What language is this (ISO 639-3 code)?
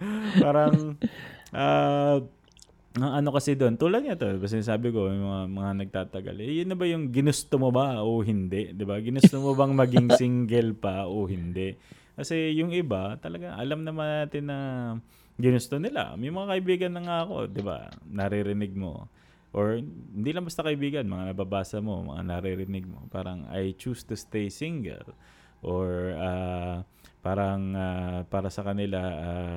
fil